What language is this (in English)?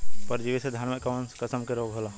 Bhojpuri